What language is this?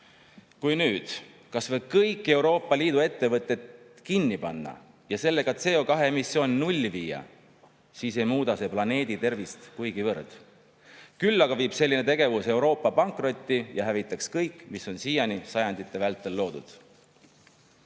Estonian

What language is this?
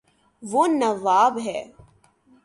Urdu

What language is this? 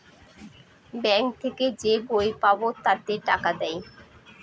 Bangla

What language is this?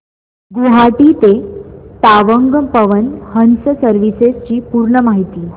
Marathi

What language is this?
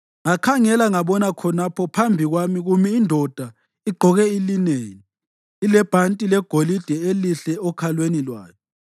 North Ndebele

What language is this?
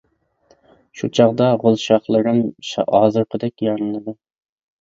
Uyghur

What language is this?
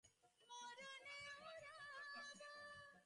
Bangla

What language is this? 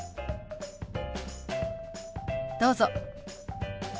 Japanese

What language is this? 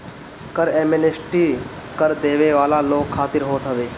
Bhojpuri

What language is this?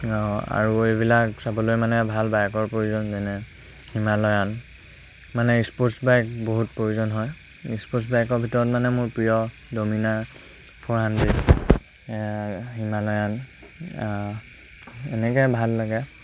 Assamese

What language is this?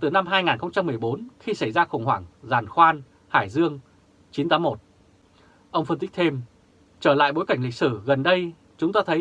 Vietnamese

